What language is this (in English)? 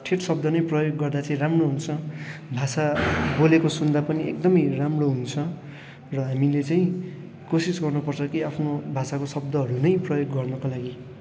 Nepali